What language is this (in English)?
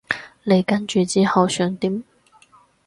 Cantonese